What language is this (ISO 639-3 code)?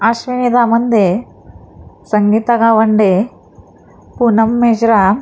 mar